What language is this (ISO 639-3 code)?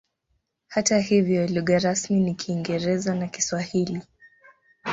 swa